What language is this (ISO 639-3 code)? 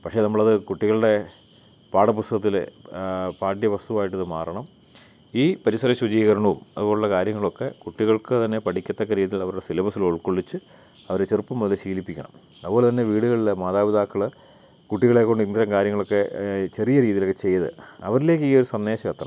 mal